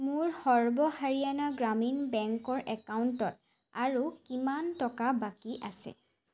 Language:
Assamese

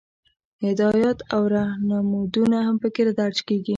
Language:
Pashto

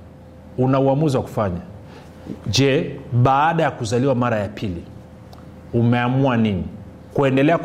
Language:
Swahili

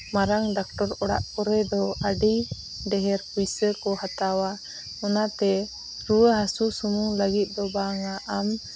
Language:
Santali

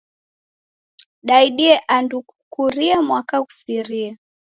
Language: Taita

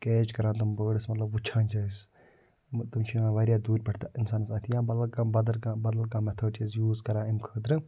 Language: Kashmiri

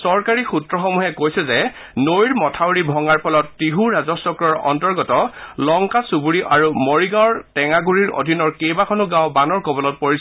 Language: Assamese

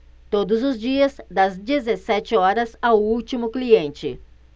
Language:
Portuguese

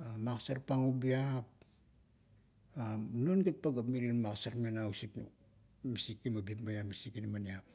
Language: Kuot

